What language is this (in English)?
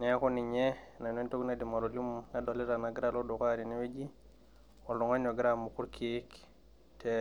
Masai